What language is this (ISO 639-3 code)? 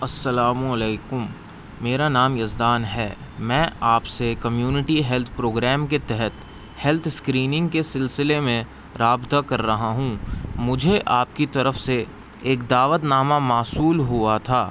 urd